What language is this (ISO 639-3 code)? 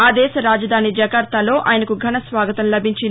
tel